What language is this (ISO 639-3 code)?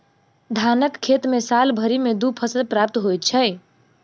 mai